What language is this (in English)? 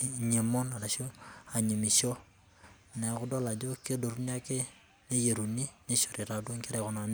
Masai